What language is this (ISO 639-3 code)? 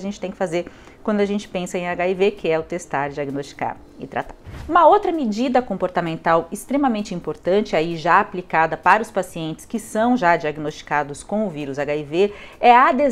por